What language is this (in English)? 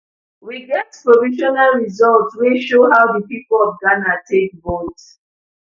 Nigerian Pidgin